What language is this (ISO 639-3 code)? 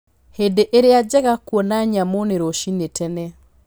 kik